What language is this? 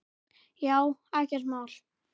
Icelandic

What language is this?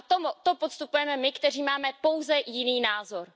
Czech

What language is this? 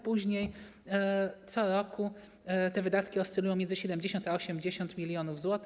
Polish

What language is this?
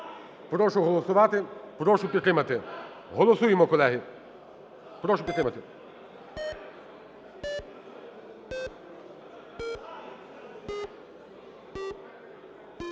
Ukrainian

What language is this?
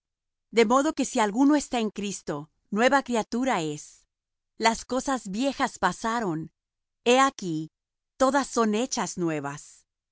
Spanish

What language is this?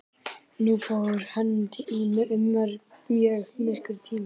Icelandic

